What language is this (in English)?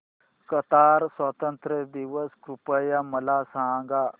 Marathi